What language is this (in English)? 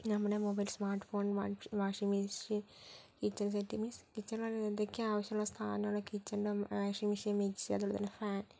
Malayalam